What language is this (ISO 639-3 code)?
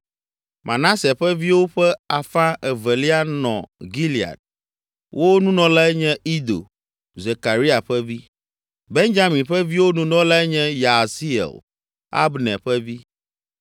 ewe